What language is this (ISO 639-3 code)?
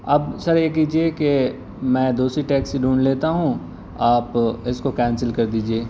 urd